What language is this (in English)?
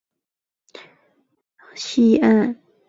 Chinese